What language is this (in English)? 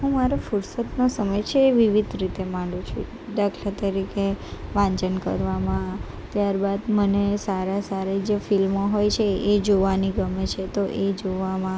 Gujarati